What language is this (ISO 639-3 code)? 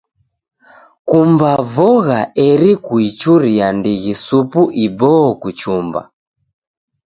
dav